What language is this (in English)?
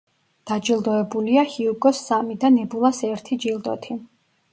Georgian